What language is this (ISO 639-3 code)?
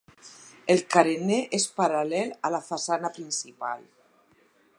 cat